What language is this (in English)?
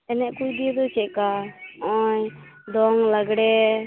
Santali